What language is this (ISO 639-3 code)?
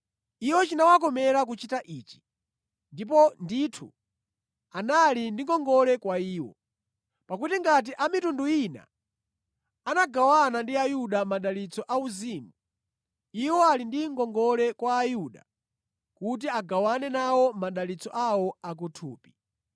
nya